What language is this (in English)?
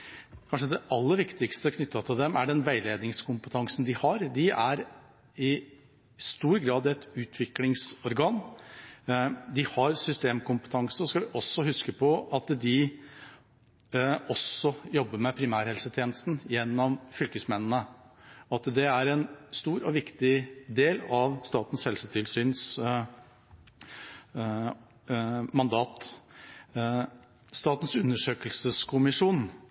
Norwegian Bokmål